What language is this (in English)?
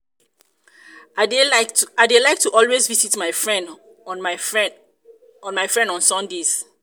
Nigerian Pidgin